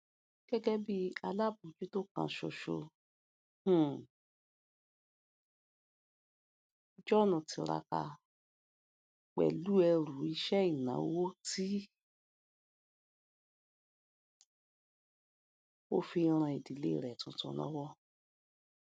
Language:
Yoruba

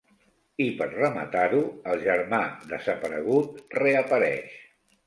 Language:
Catalan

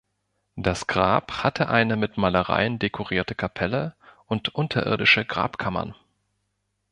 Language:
German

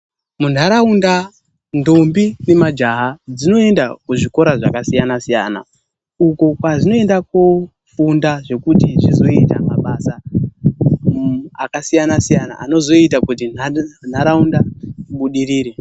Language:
Ndau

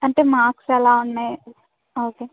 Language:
Telugu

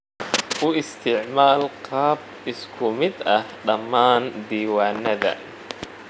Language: Somali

